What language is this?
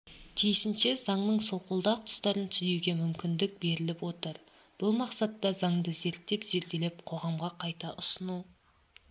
Kazakh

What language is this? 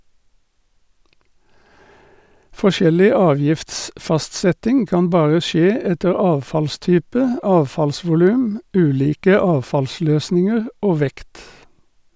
Norwegian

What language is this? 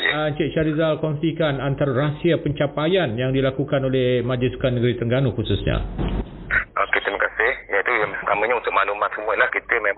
Malay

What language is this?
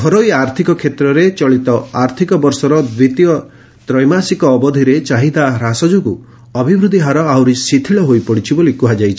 Odia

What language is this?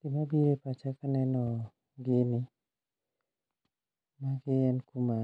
Luo (Kenya and Tanzania)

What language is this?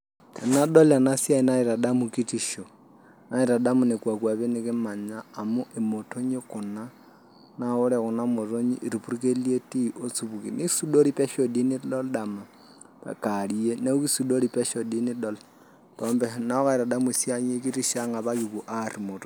Masai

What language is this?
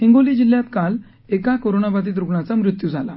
Marathi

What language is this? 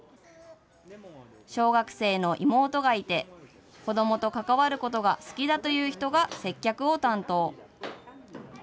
Japanese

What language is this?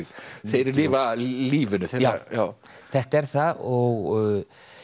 Icelandic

